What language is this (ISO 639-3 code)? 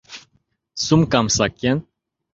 chm